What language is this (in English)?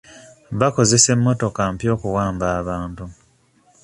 Ganda